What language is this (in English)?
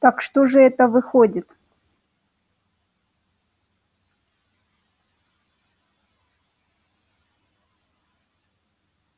Russian